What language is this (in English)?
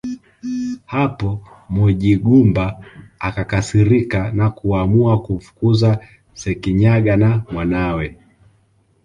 Swahili